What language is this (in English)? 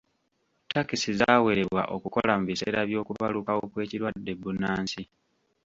Ganda